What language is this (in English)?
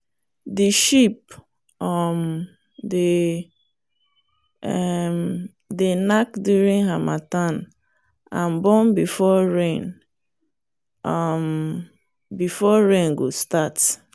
Nigerian Pidgin